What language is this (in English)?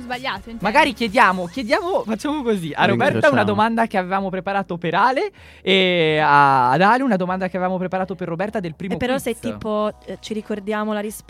Italian